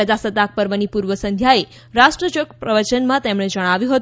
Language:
Gujarati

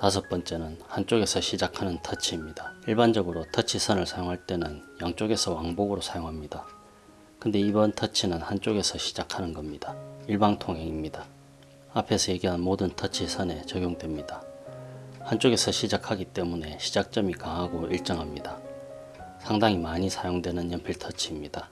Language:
Korean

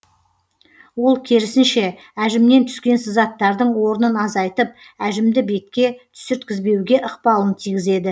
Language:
Kazakh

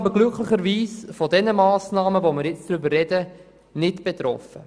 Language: Swiss German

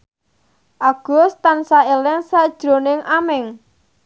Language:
Javanese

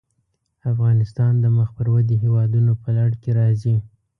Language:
Pashto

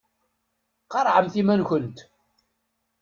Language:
Kabyle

